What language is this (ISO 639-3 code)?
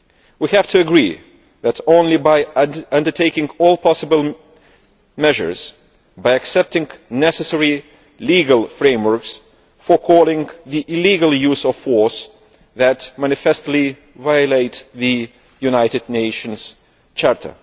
eng